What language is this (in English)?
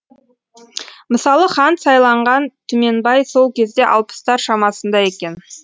Kazakh